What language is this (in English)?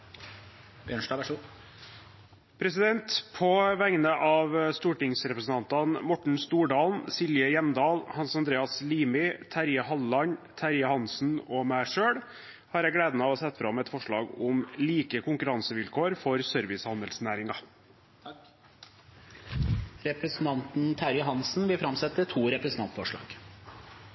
Norwegian